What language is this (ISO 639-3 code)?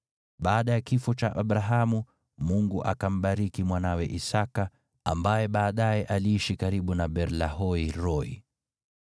swa